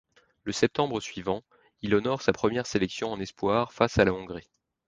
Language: French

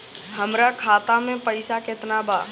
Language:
Bhojpuri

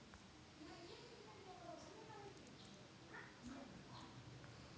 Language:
Marathi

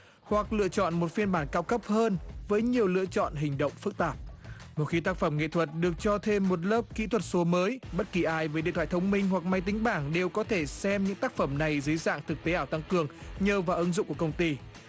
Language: Vietnamese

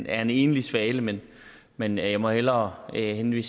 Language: Danish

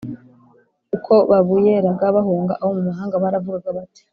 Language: Kinyarwanda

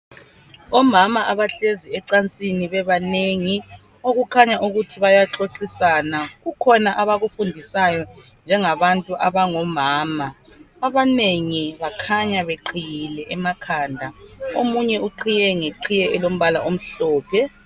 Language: North Ndebele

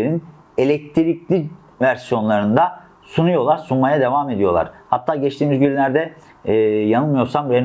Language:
Turkish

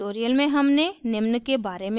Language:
Hindi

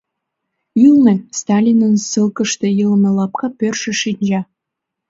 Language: Mari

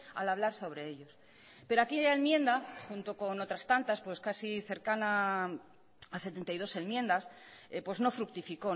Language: Spanish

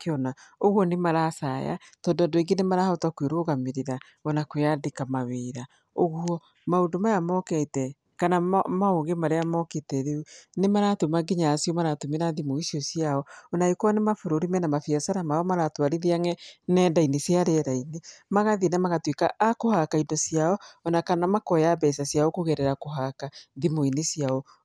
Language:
Kikuyu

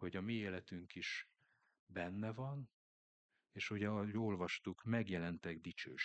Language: Hungarian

